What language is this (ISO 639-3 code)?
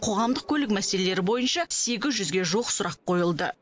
kaz